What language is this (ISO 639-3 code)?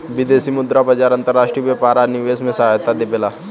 bho